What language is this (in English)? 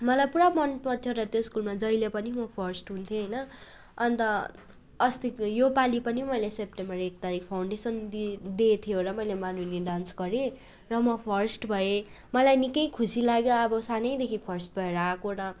Nepali